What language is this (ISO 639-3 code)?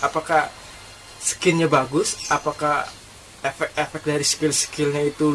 ind